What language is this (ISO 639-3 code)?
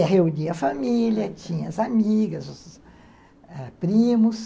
por